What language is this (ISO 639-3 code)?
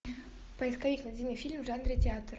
rus